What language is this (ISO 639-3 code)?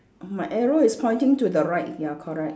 eng